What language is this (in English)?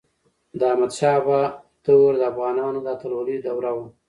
Pashto